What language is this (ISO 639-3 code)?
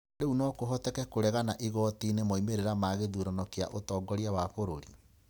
kik